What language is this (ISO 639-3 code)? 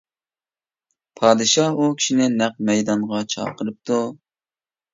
uig